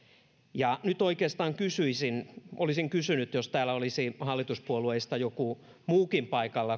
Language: Finnish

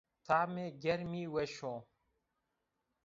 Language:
Zaza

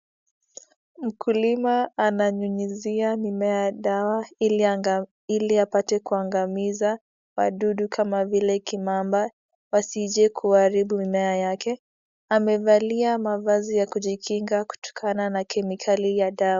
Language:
Swahili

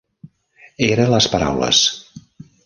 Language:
Catalan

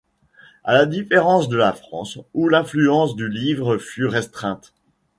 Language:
French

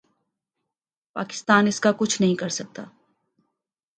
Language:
Urdu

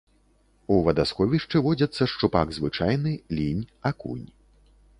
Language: Belarusian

